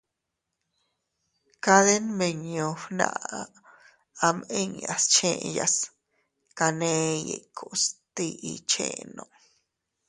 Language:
Teutila Cuicatec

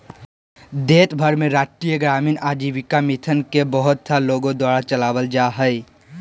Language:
Magahi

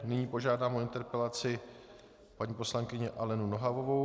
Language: Czech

